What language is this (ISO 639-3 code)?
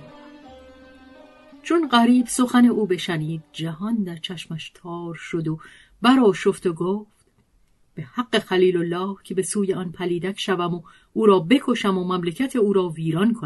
fas